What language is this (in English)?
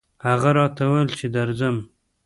Pashto